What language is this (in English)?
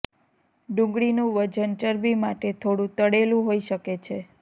Gujarati